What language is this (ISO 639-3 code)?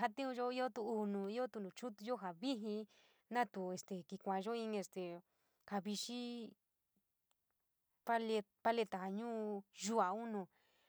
mig